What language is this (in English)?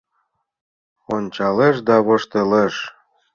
Mari